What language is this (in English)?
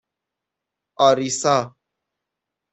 Persian